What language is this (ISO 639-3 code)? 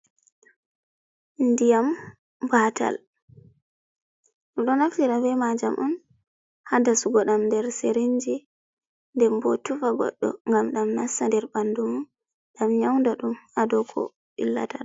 ful